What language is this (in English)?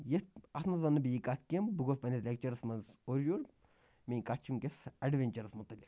Kashmiri